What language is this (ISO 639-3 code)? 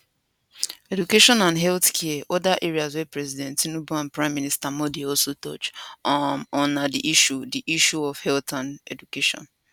pcm